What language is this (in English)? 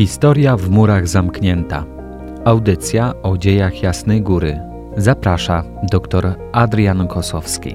Polish